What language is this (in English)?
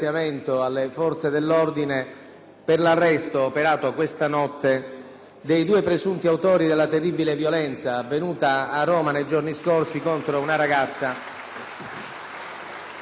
Italian